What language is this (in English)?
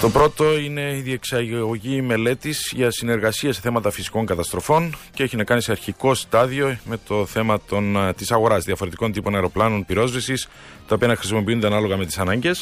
Greek